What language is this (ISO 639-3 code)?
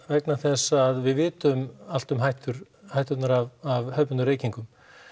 isl